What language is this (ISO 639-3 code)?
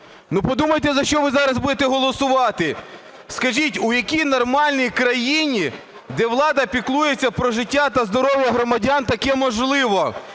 ukr